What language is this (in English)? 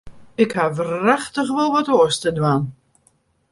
Western Frisian